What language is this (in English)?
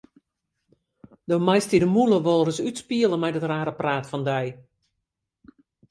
Western Frisian